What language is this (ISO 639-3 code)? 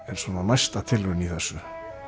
isl